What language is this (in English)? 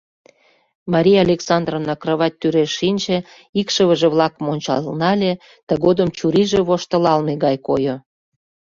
Mari